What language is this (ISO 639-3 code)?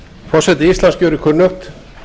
isl